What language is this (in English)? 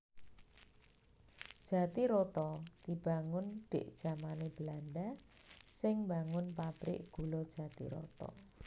Javanese